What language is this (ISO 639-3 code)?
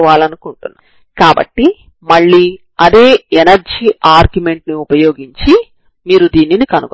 tel